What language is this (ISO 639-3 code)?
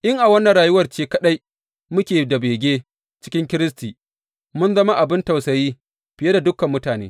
hau